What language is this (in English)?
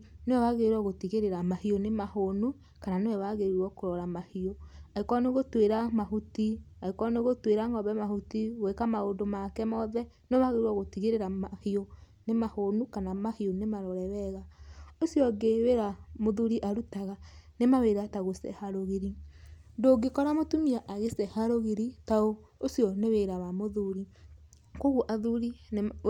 Kikuyu